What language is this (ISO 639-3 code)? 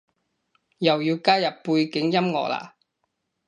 yue